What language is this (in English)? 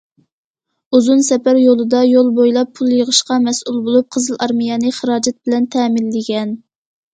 Uyghur